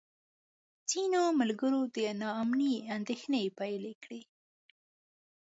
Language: Pashto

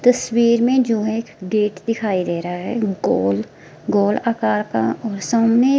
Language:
Hindi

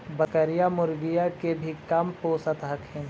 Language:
Magahi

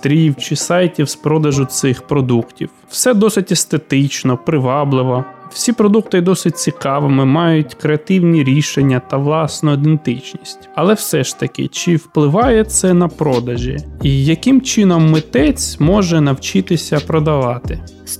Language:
Ukrainian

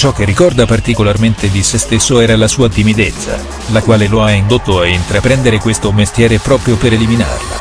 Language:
Italian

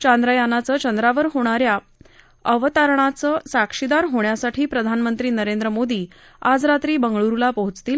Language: Marathi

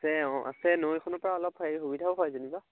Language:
Assamese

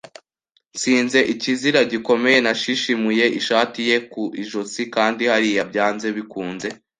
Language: Kinyarwanda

